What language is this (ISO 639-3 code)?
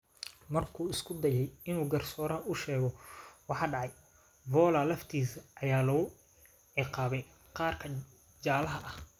som